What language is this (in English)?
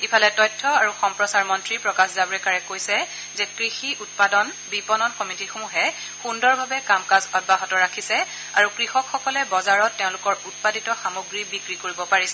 Assamese